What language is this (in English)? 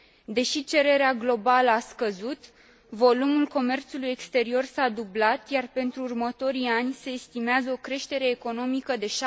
Romanian